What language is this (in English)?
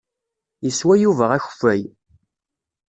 Kabyle